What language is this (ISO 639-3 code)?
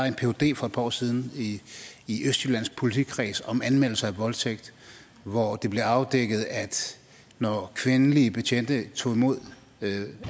dan